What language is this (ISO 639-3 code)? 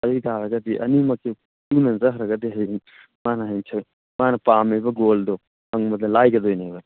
mni